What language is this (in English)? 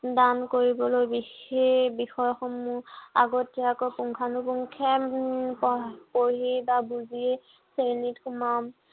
Assamese